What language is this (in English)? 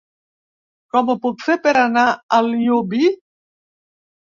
Catalan